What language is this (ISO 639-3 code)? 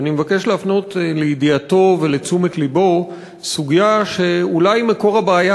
heb